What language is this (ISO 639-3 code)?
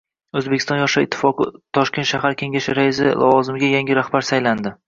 uzb